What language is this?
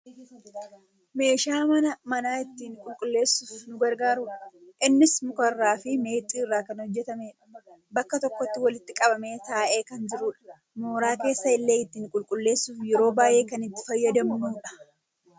Oromo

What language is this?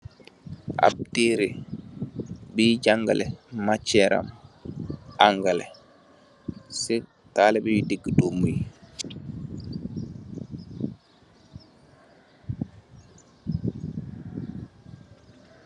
Wolof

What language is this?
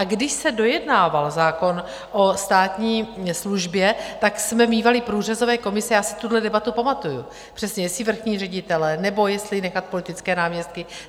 Czech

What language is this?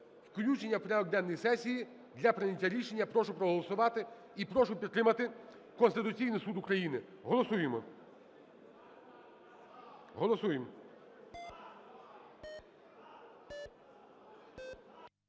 Ukrainian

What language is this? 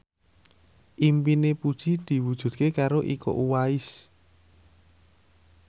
Javanese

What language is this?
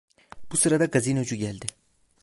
Turkish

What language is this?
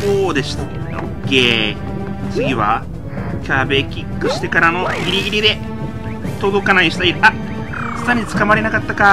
Japanese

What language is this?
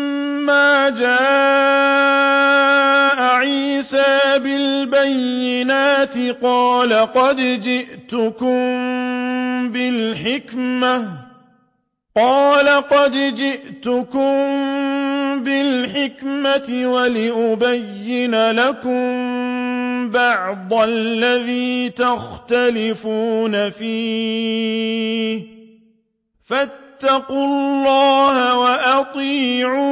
Arabic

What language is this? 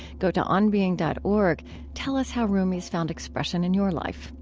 English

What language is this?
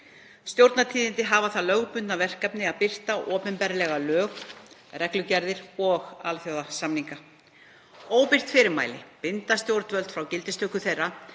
Icelandic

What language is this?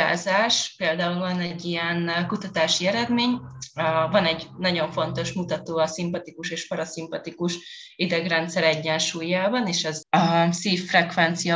Hungarian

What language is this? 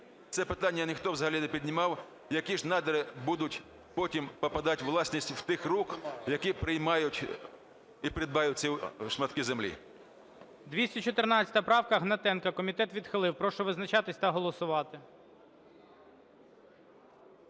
Ukrainian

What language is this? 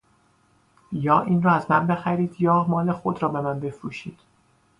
Persian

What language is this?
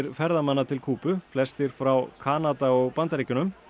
Icelandic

